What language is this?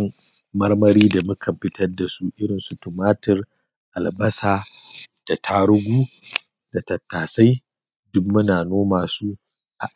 Hausa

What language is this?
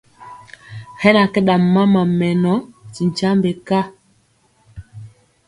Mpiemo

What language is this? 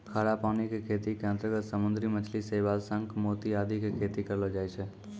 Maithili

